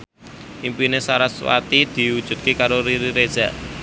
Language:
Javanese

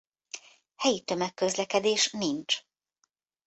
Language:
Hungarian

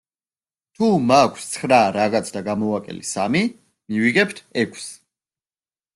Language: Georgian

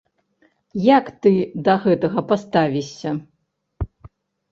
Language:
Belarusian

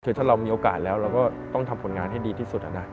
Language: Thai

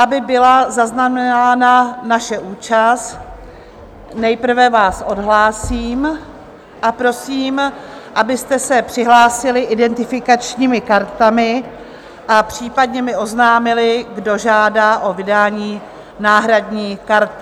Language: Czech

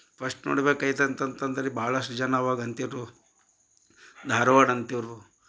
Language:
Kannada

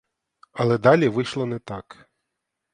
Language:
Ukrainian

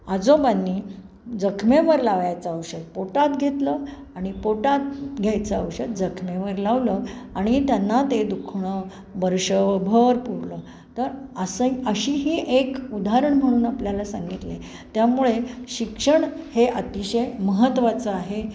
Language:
Marathi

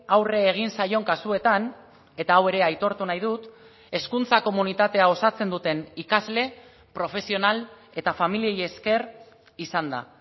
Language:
Basque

